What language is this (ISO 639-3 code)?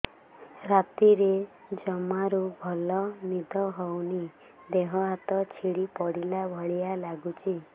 ori